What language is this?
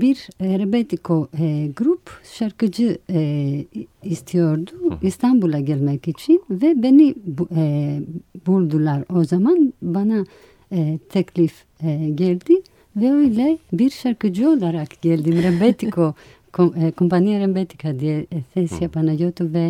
Turkish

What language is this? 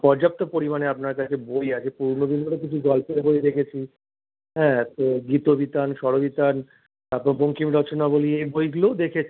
Bangla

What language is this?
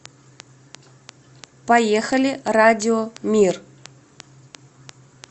Russian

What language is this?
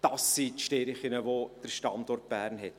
Swiss German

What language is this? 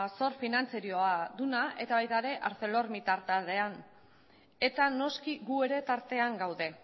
Basque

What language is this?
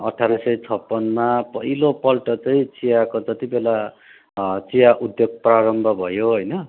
Nepali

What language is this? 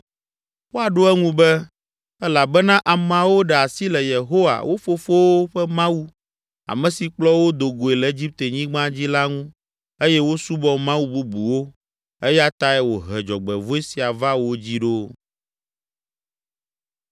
Ewe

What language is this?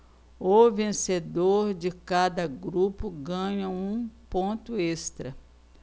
Portuguese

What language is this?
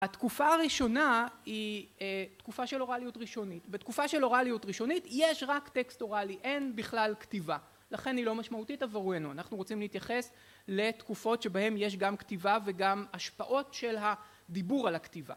Hebrew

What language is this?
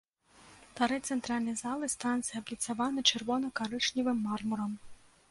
Belarusian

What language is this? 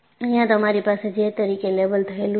Gujarati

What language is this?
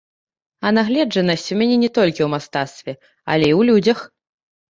Belarusian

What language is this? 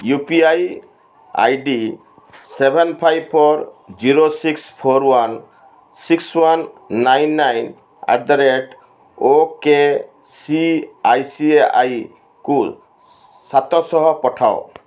Odia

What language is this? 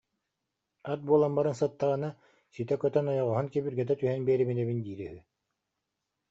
Yakut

